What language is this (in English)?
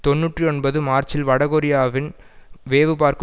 Tamil